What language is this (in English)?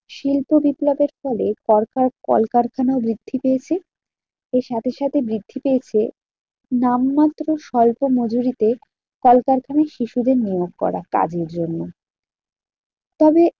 Bangla